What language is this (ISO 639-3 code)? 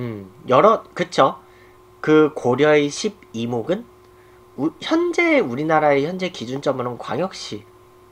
kor